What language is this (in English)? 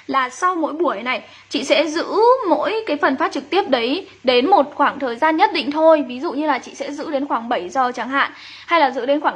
Vietnamese